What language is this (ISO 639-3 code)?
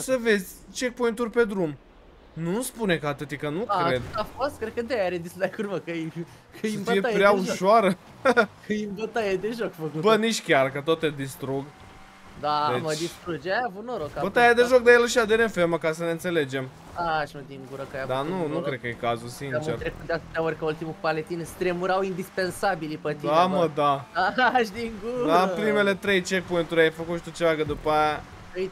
ron